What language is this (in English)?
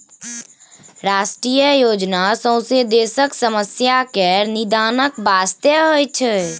Maithili